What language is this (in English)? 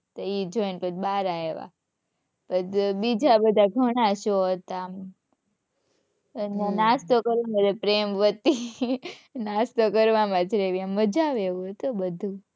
Gujarati